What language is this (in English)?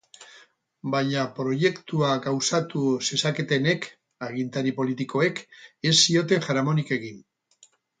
Basque